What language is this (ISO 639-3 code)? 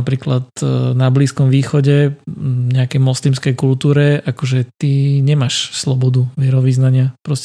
slk